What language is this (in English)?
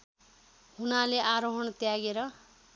Nepali